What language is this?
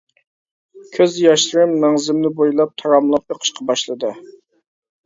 Uyghur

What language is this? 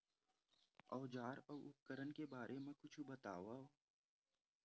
Chhattisgarhi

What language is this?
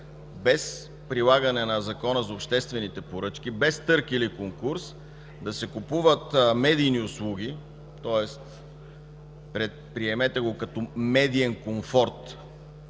Bulgarian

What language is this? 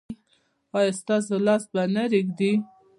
Pashto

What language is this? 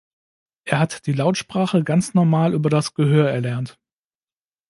German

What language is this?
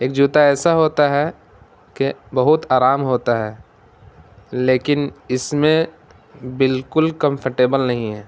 Urdu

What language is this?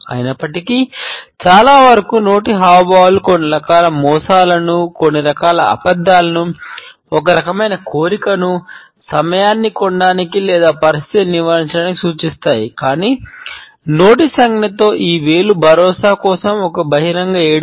Telugu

